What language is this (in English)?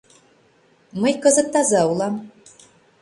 Mari